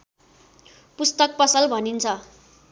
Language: Nepali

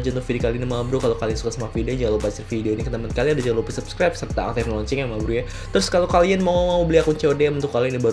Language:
Indonesian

